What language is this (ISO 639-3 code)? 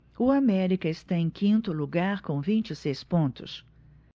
por